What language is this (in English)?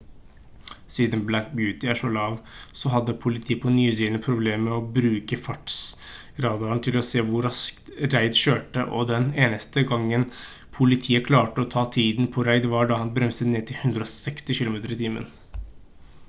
Norwegian Bokmål